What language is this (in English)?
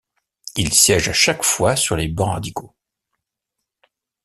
French